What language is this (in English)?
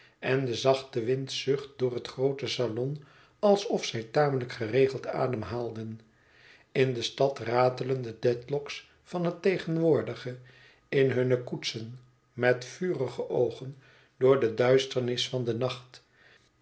Dutch